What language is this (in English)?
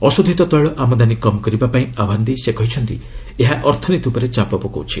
Odia